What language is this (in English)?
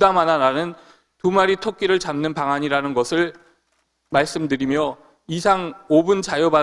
Korean